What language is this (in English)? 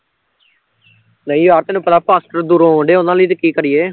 Punjabi